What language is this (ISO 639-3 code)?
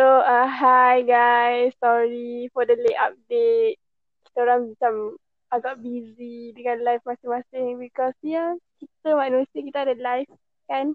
msa